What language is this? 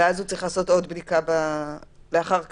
Hebrew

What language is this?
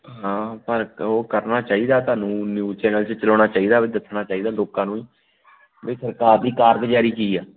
Punjabi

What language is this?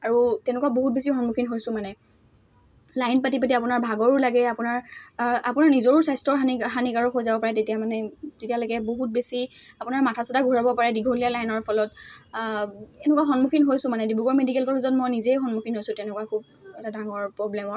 Assamese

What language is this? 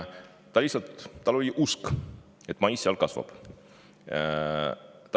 Estonian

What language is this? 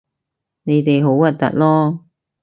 Cantonese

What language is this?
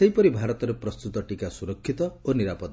Odia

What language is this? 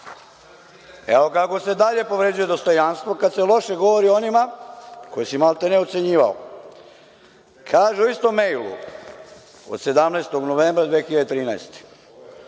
Serbian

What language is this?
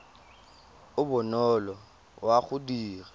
Tswana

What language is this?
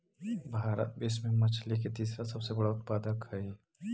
Magahi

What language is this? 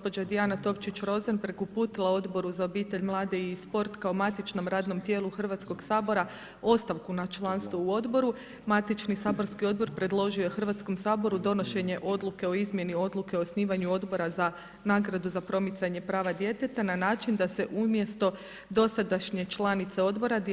Croatian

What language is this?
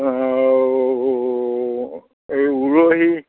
Assamese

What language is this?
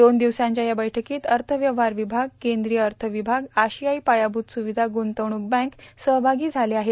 Marathi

